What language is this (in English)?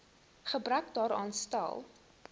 Afrikaans